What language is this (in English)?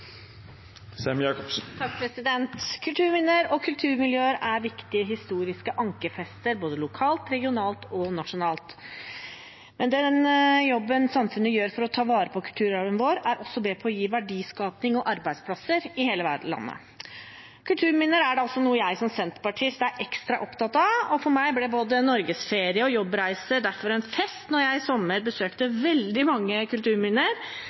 Norwegian Bokmål